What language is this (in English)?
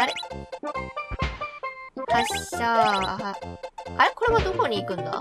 Japanese